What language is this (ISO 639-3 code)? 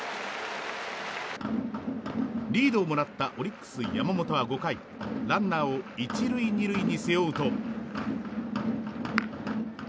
jpn